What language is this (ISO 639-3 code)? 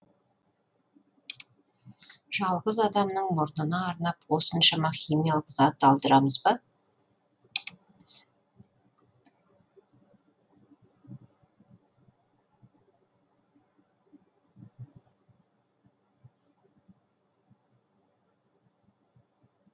kaz